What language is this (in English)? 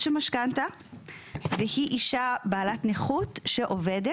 Hebrew